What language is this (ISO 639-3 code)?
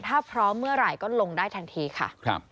tha